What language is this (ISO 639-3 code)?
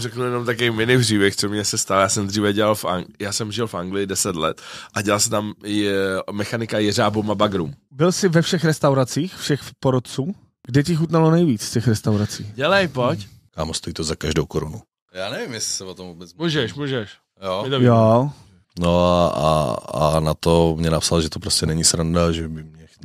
ces